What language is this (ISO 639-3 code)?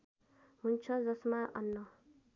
nep